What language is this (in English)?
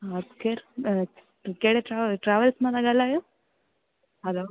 Sindhi